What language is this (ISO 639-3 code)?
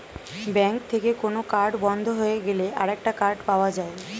ben